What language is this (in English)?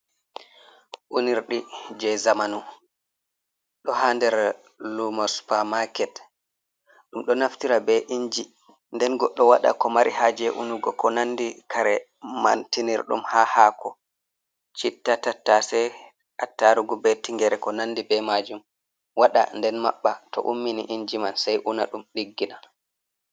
Fula